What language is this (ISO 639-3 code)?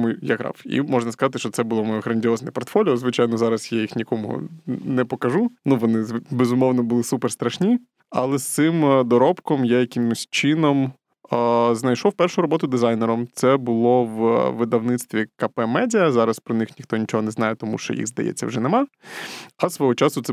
ukr